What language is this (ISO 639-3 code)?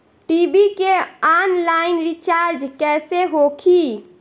bho